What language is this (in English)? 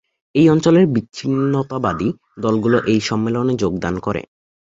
Bangla